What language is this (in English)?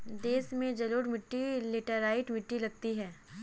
Hindi